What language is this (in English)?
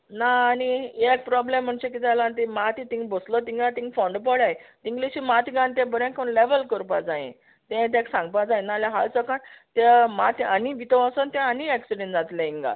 Konkani